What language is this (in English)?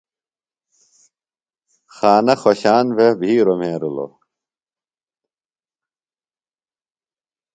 Phalura